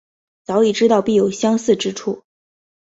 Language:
Chinese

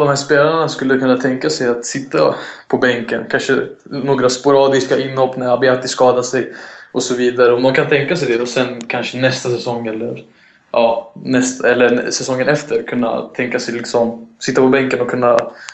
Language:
Swedish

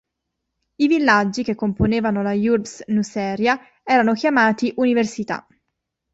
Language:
Italian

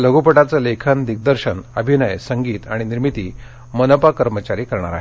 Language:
Marathi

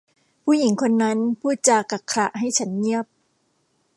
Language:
Thai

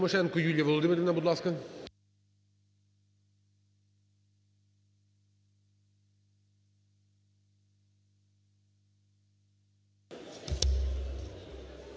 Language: Ukrainian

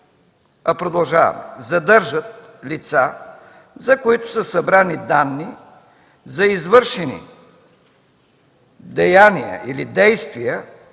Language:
Bulgarian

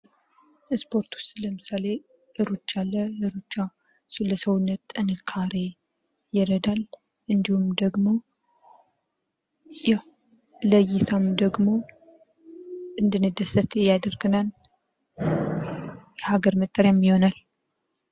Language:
Amharic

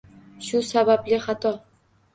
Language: Uzbek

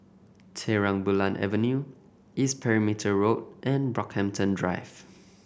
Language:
English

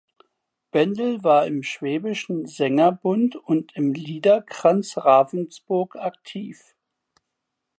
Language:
German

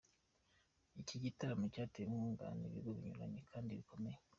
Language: Kinyarwanda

